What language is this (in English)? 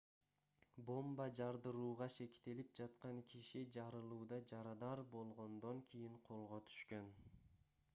Kyrgyz